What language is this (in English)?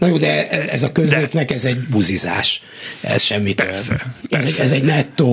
Hungarian